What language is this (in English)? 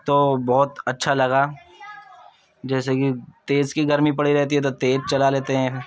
Urdu